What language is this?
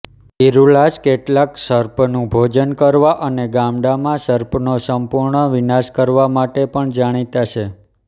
Gujarati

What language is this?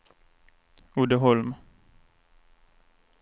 Swedish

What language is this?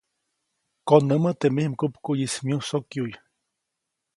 Copainalá Zoque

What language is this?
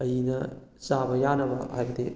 Manipuri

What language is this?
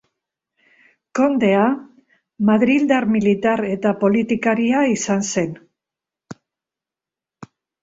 Basque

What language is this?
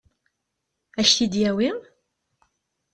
Kabyle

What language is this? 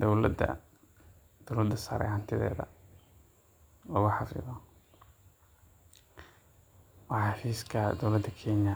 Somali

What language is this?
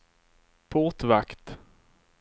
Swedish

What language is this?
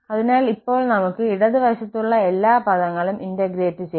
Malayalam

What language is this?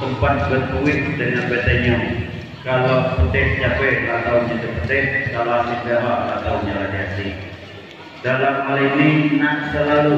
Indonesian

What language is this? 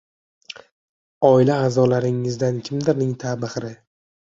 Uzbek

